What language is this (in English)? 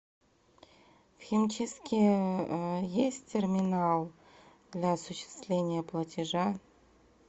Russian